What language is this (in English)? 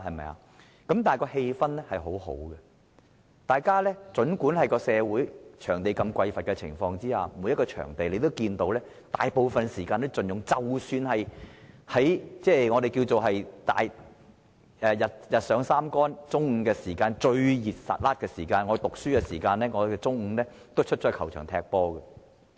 Cantonese